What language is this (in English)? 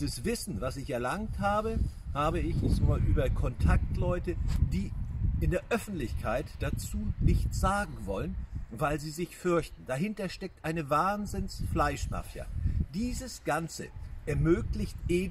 German